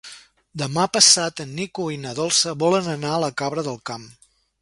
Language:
Catalan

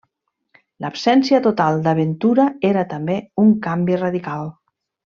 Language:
Catalan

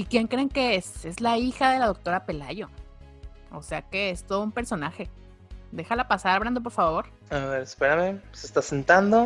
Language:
Spanish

